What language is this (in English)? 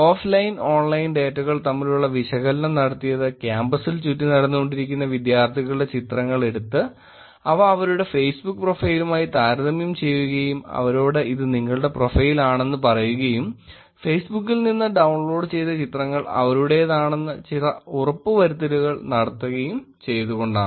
Malayalam